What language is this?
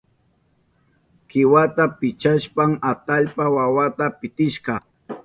Southern Pastaza Quechua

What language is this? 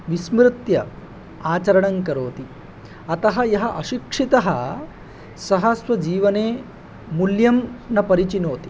Sanskrit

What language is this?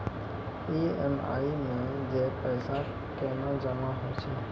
Maithili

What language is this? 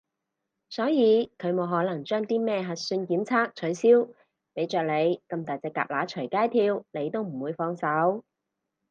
Cantonese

